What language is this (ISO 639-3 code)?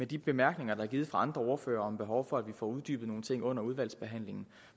dan